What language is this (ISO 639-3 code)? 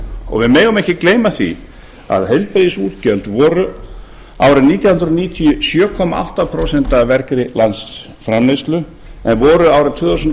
isl